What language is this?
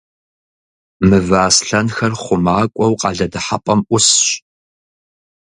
Kabardian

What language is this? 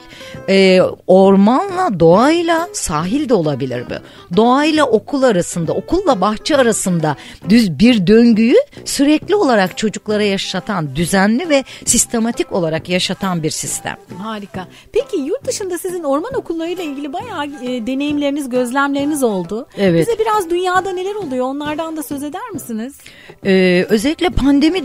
Turkish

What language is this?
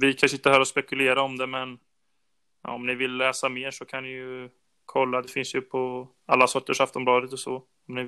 Swedish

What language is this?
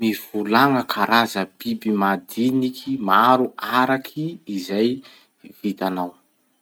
Masikoro Malagasy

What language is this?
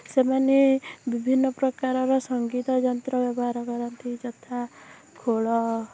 Odia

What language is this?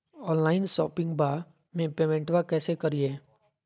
Magahi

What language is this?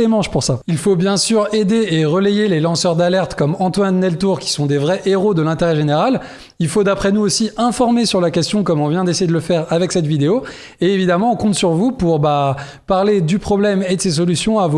French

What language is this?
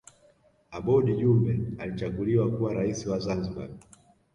Swahili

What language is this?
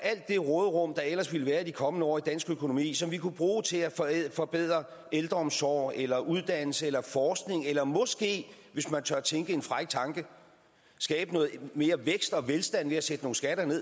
Danish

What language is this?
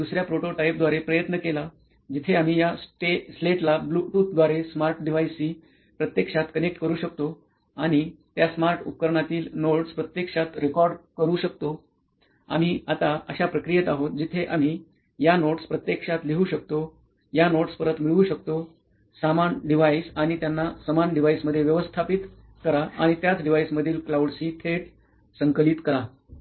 Marathi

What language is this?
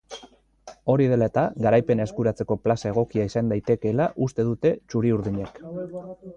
Basque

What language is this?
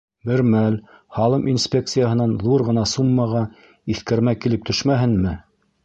Bashkir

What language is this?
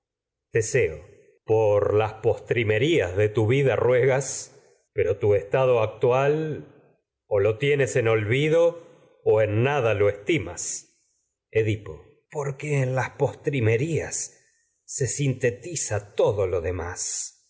Spanish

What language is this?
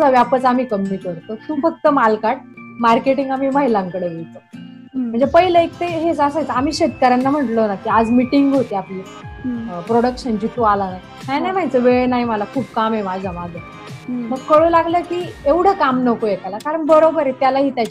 Marathi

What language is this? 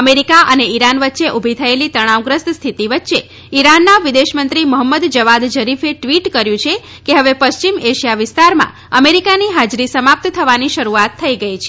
Gujarati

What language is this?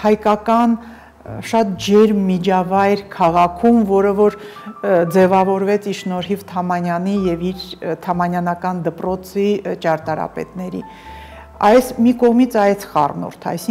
Romanian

